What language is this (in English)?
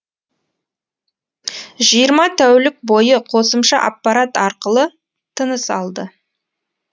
Kazakh